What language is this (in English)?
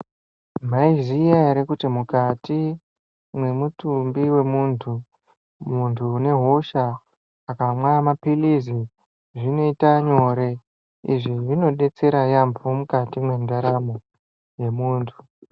Ndau